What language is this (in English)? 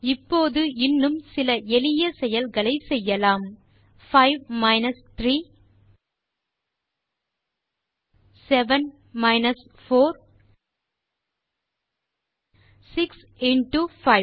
Tamil